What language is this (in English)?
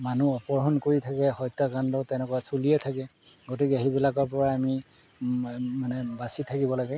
Assamese